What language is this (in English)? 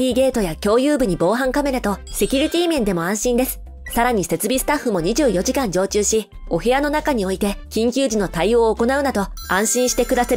Japanese